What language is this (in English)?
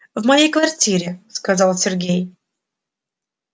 Russian